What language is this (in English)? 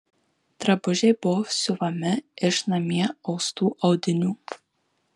Lithuanian